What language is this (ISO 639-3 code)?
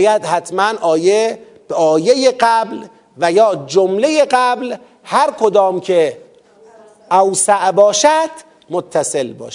fas